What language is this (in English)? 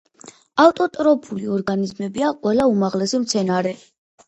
Georgian